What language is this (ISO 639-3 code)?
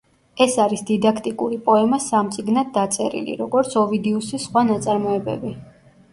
kat